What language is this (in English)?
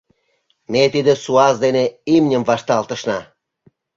Mari